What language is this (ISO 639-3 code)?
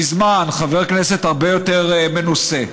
heb